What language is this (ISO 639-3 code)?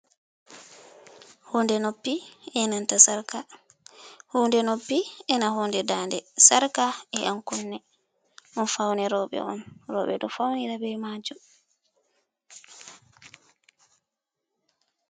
ful